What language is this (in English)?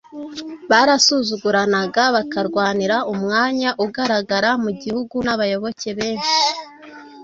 Kinyarwanda